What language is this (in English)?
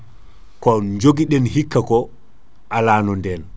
Fula